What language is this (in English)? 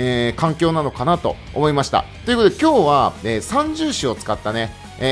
Japanese